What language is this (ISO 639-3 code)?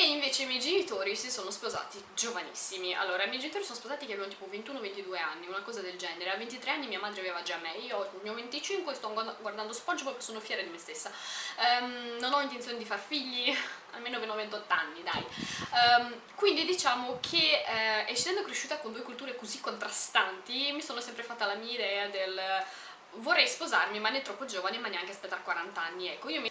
ita